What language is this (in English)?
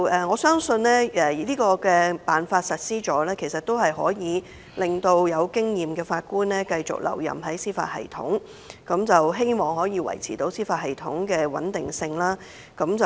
Cantonese